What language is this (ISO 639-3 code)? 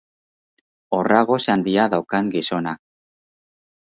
eus